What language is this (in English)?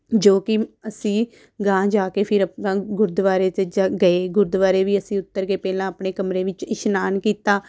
Punjabi